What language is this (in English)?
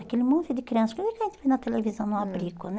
Portuguese